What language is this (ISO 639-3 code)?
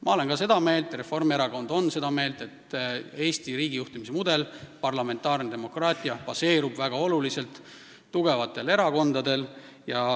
est